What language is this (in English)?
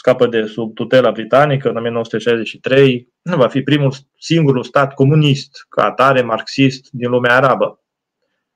Romanian